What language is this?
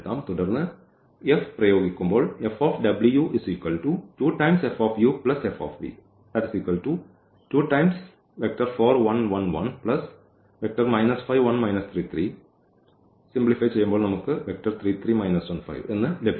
Malayalam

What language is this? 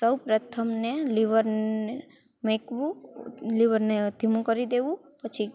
Gujarati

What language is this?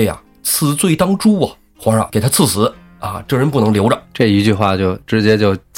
Chinese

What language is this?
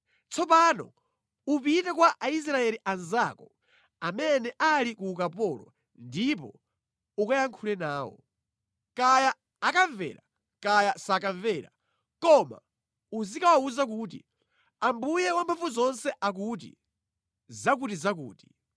Nyanja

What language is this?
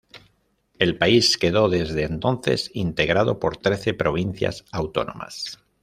Spanish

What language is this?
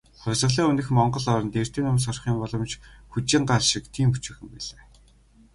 Mongolian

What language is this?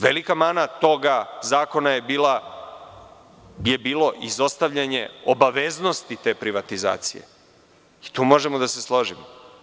Serbian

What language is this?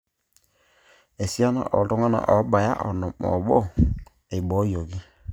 Masai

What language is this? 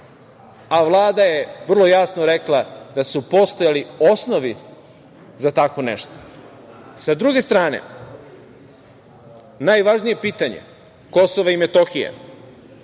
Serbian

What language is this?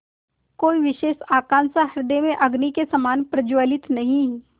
Hindi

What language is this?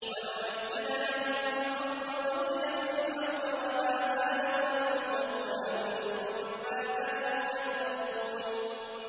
Arabic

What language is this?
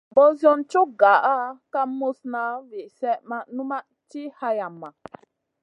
Masana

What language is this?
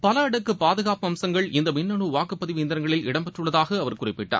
Tamil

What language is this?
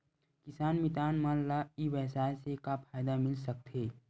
Chhattisgarhi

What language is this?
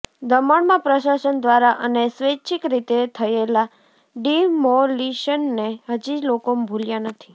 Gujarati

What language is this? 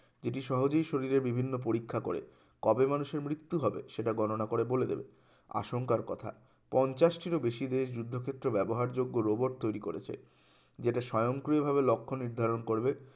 Bangla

